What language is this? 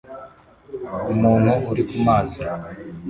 Kinyarwanda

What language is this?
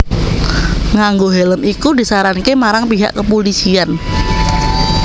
Javanese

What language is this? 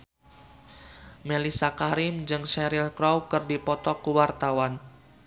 Sundanese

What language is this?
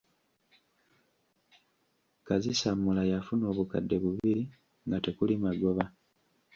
Ganda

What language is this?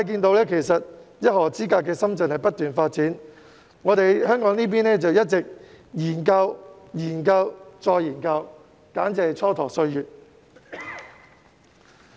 Cantonese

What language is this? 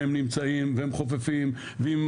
Hebrew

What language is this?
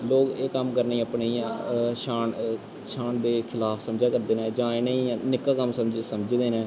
Dogri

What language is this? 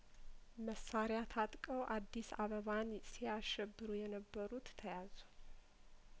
Amharic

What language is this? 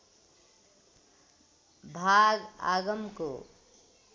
Nepali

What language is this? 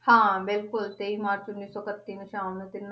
Punjabi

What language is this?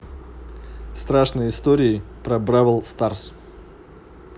Russian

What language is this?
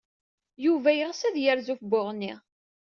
Kabyle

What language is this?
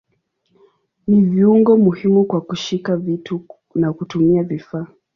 Swahili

